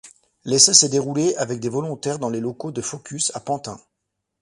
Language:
French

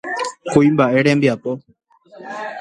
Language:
Guarani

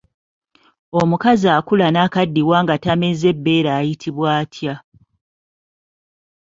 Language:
Ganda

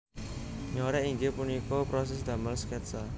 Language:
Javanese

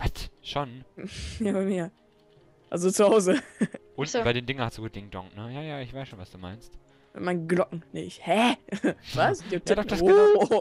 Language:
German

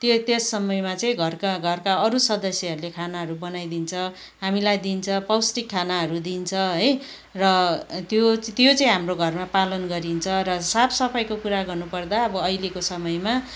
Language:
Nepali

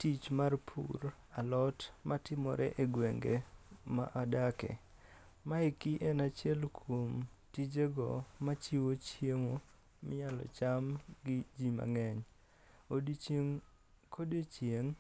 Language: Luo (Kenya and Tanzania)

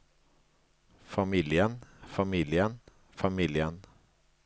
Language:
Norwegian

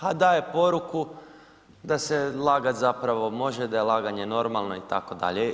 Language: Croatian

